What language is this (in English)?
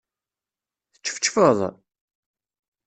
Kabyle